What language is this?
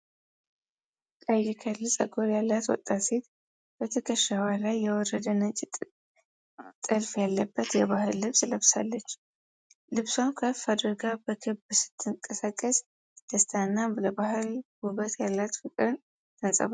Amharic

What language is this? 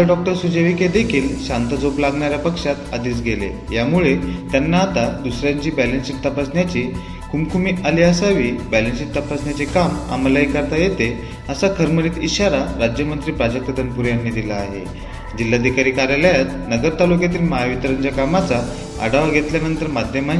Marathi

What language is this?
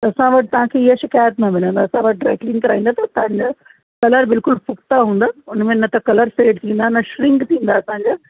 Sindhi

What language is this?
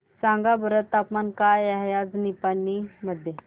Marathi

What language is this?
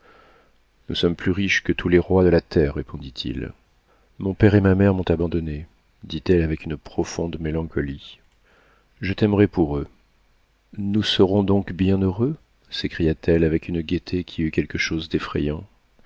French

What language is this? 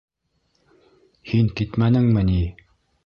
Bashkir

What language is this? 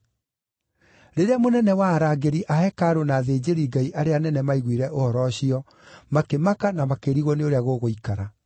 Kikuyu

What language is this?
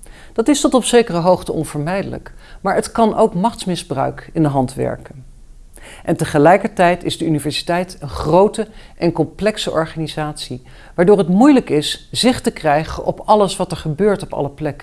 Dutch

